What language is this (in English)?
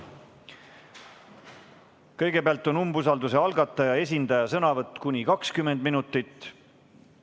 Estonian